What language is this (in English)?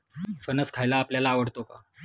Marathi